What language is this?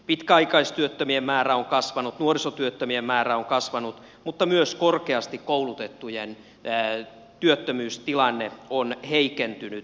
Finnish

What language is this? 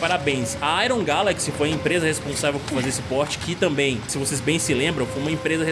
Portuguese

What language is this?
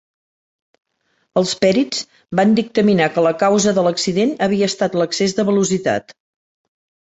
Catalan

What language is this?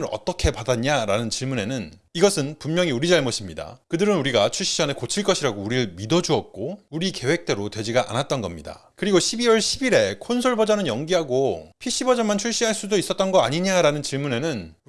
Korean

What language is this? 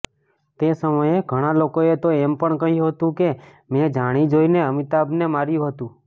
Gujarati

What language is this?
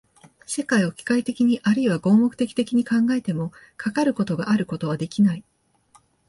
Japanese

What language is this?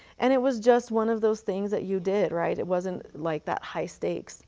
English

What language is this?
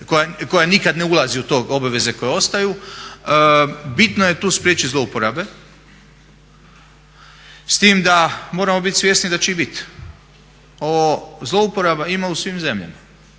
Croatian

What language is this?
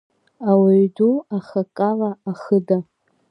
Abkhazian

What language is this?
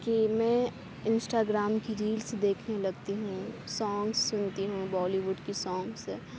Urdu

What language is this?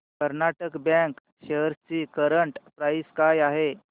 Marathi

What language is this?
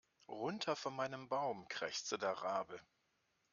German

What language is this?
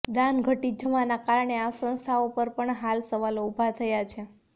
Gujarati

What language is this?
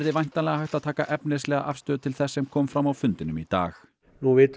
Icelandic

